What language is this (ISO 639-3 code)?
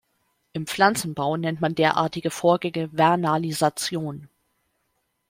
deu